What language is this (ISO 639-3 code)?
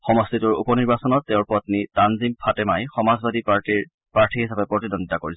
asm